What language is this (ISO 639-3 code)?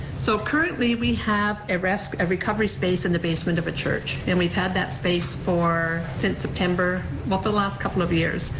eng